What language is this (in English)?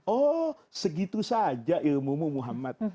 Indonesian